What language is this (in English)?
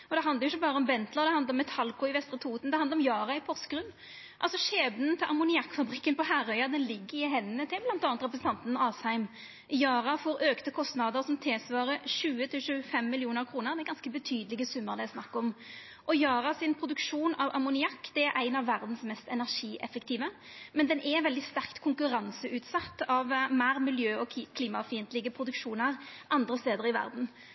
Norwegian Nynorsk